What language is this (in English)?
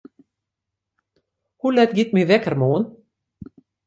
Western Frisian